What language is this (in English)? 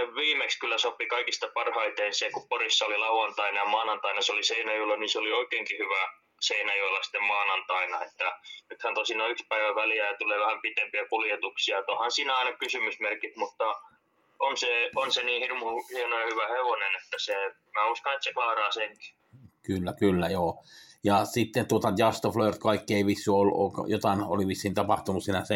Finnish